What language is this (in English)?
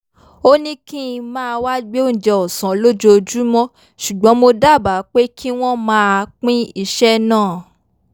Yoruba